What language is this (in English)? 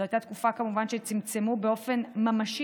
Hebrew